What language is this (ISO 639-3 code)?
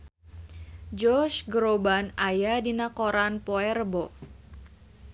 sun